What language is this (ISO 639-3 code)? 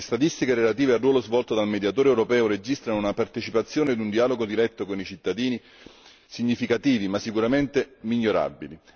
ita